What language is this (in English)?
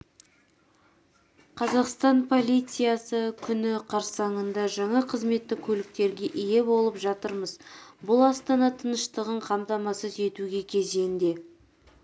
Kazakh